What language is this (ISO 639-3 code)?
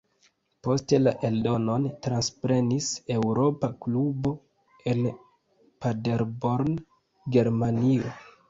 epo